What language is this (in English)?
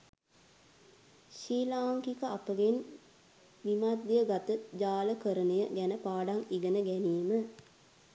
Sinhala